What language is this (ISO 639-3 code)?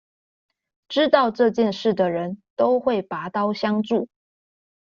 zho